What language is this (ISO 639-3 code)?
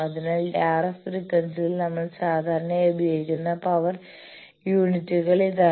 mal